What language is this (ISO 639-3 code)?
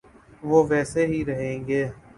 urd